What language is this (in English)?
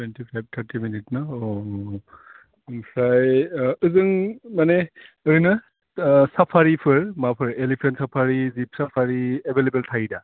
Bodo